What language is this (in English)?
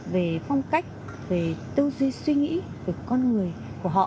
Vietnamese